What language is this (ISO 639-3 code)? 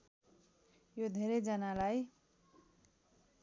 nep